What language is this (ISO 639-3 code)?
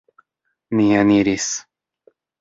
epo